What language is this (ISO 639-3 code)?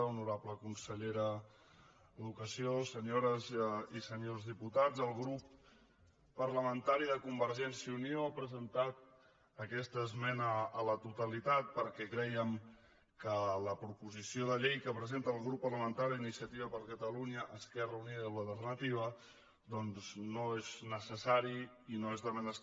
cat